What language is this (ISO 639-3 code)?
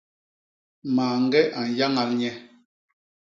bas